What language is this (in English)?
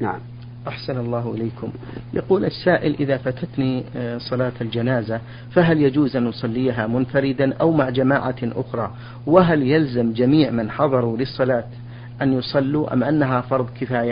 Arabic